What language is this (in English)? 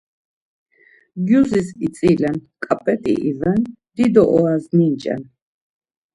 Laz